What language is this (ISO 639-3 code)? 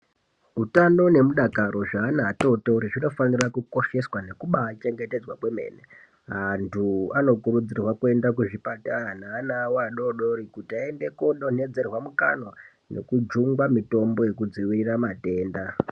ndc